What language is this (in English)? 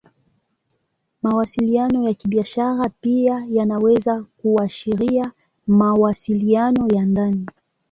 Swahili